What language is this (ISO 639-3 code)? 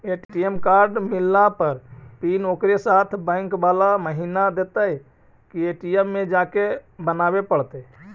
mag